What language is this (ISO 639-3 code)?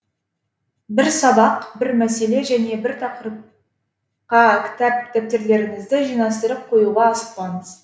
kaz